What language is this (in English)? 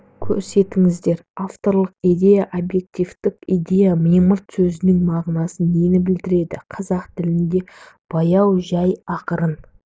Kazakh